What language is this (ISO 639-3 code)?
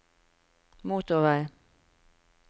nor